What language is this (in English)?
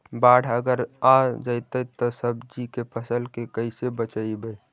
Magahi